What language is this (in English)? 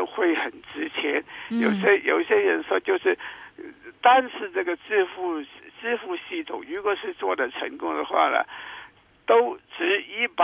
Chinese